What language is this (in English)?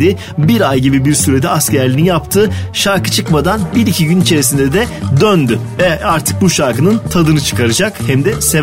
Turkish